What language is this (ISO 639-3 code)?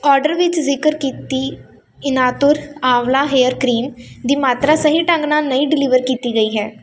pan